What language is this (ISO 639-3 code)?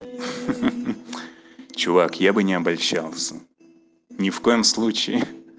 rus